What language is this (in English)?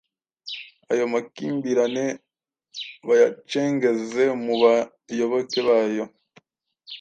Kinyarwanda